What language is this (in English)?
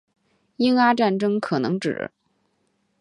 Chinese